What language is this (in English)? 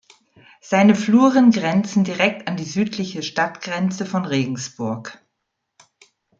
German